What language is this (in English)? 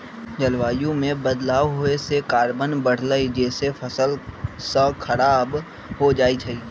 Magahi